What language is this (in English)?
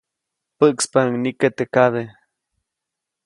Copainalá Zoque